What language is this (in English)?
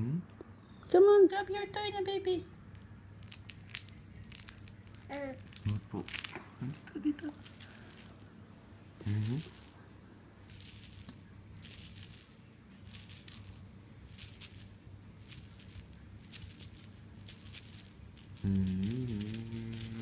Latvian